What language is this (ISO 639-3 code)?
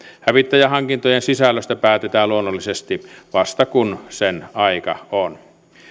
fin